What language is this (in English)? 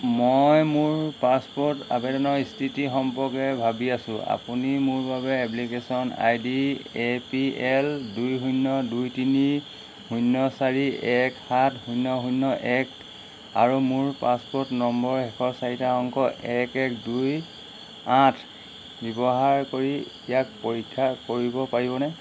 Assamese